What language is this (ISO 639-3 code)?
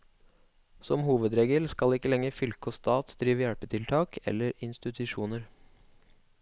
nor